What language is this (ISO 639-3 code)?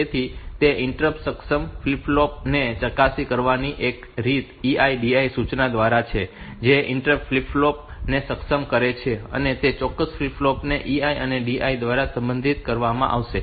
guj